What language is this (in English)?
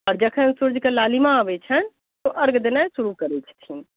Maithili